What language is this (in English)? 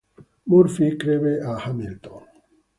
Italian